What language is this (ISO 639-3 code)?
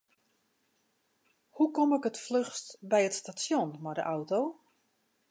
fry